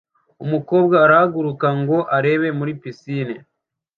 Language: Kinyarwanda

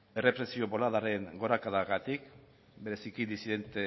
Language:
Basque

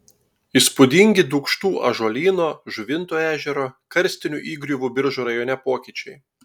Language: Lithuanian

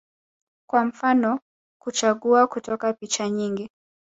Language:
Swahili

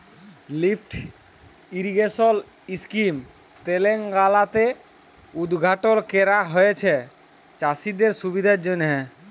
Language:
Bangla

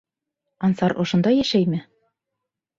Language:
Bashkir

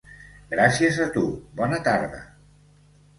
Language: Catalan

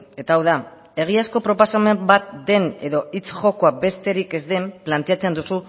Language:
Basque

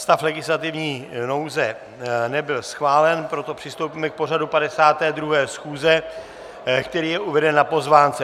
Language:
Czech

